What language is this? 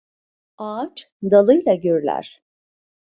Turkish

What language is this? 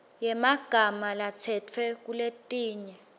Swati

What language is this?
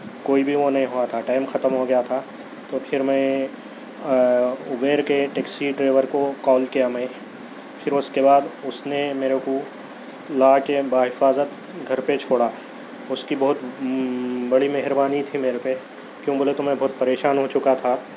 Urdu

